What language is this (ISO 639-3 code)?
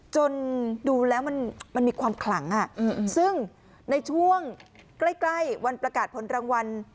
tha